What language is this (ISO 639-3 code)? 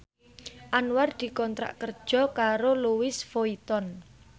jav